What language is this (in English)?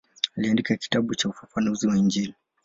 Swahili